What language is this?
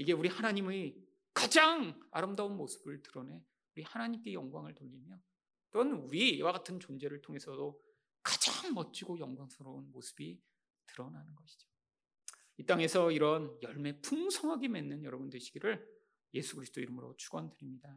Korean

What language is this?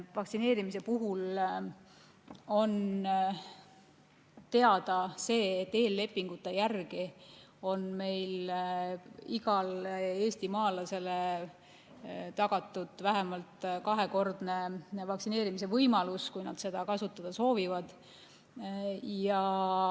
Estonian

